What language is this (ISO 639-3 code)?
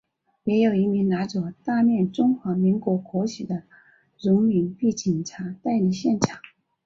zho